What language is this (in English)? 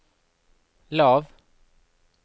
Norwegian